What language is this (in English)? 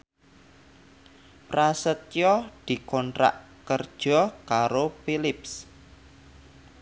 Javanese